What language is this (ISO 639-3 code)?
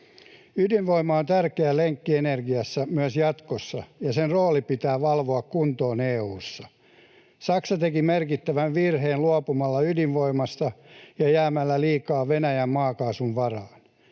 fin